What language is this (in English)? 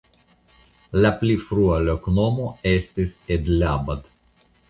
Esperanto